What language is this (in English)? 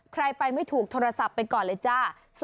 Thai